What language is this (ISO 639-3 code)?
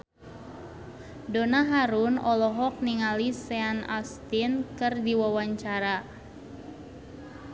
sun